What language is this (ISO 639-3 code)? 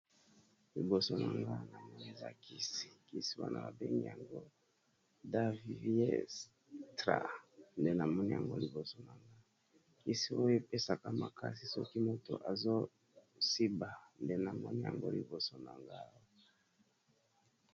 lin